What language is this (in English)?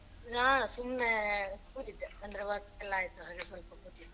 Kannada